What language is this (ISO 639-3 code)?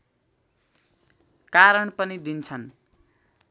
nep